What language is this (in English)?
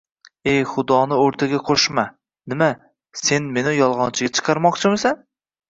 Uzbek